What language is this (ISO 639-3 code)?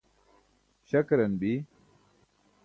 bsk